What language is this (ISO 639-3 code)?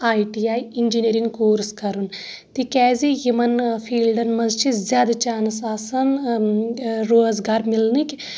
kas